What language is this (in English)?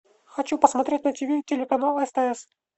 Russian